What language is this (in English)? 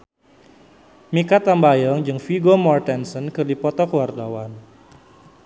Sundanese